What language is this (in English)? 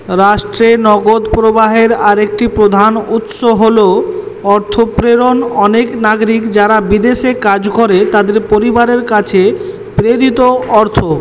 Bangla